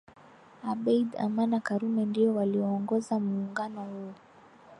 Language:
Swahili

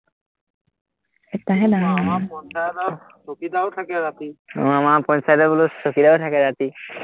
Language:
Assamese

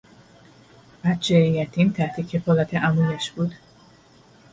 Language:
Persian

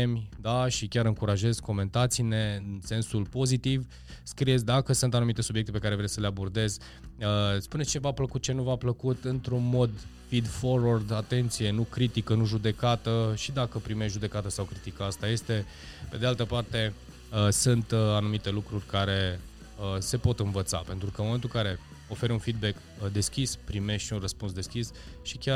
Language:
Romanian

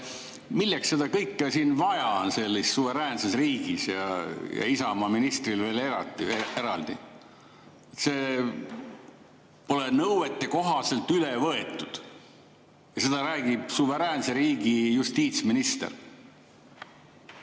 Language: Estonian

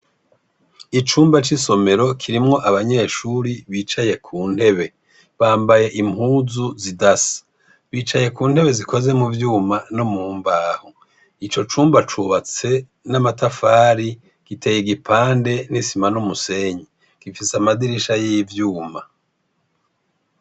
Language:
Rundi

